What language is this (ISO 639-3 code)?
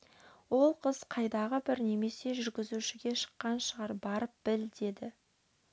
kaz